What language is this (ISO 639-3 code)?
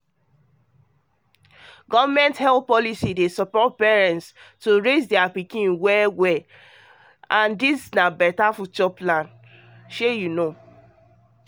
pcm